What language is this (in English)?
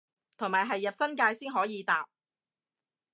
Cantonese